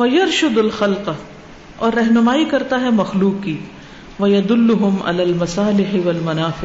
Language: Urdu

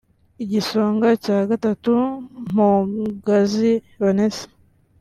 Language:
Kinyarwanda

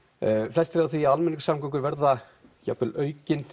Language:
Icelandic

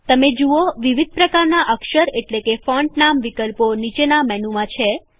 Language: Gujarati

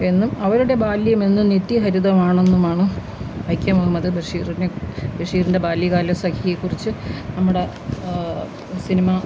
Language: Malayalam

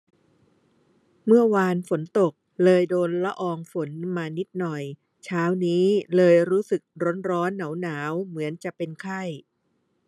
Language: Thai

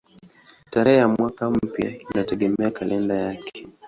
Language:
Swahili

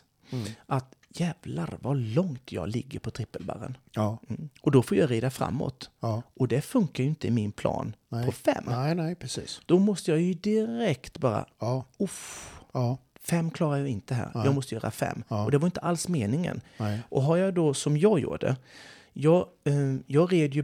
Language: Swedish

